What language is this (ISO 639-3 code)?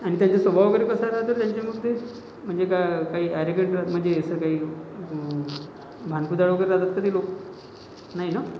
mar